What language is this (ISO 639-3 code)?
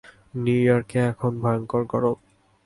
ben